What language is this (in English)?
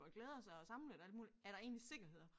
Danish